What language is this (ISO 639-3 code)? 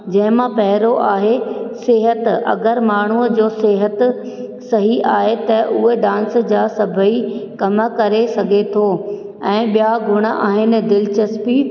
snd